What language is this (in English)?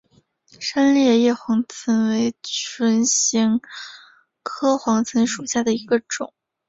Chinese